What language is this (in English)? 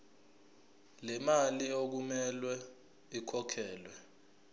Zulu